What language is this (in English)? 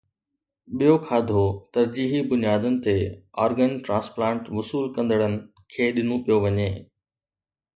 Sindhi